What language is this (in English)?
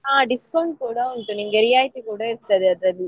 Kannada